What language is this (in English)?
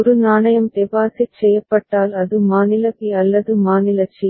Tamil